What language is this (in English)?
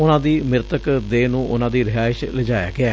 Punjabi